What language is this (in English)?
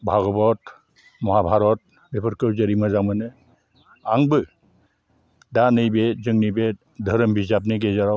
Bodo